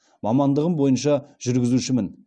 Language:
Kazakh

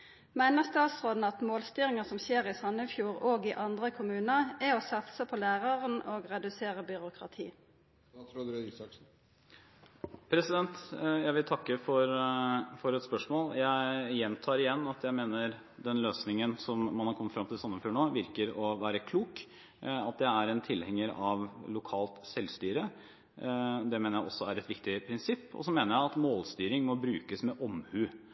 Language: Norwegian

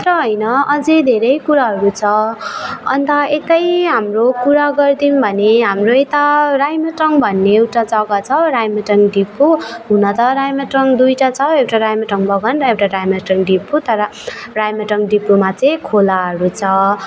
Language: Nepali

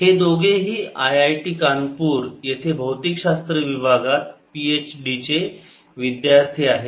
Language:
Marathi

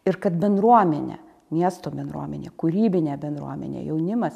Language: Lithuanian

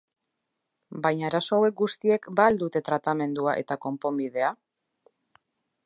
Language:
Basque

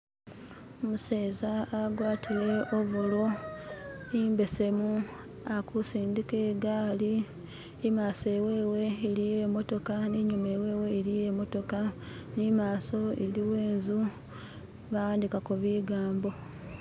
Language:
Masaaba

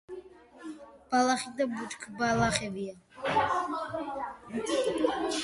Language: Georgian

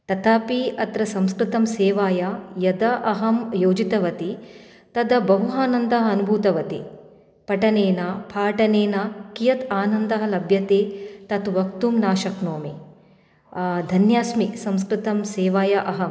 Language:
Sanskrit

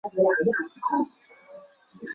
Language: Chinese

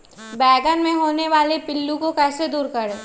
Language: Magahi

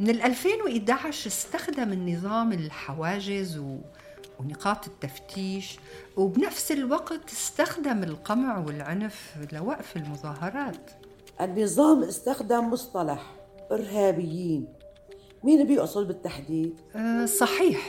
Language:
Arabic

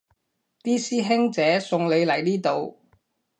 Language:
Cantonese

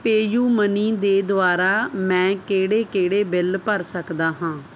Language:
Punjabi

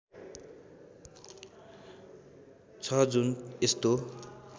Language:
Nepali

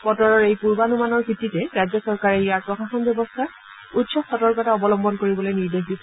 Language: Assamese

